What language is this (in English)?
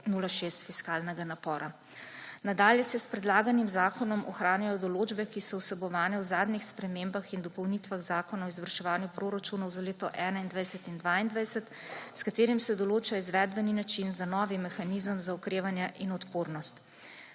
Slovenian